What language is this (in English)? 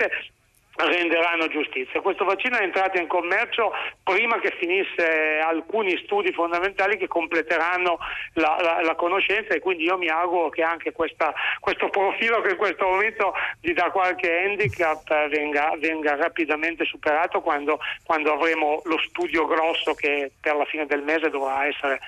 Italian